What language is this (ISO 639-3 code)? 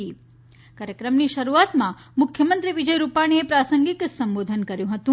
guj